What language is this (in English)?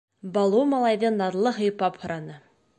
Bashkir